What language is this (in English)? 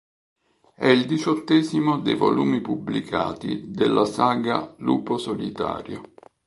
Italian